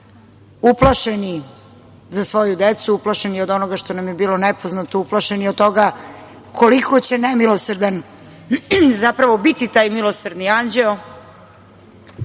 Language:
Serbian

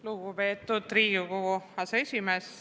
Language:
Estonian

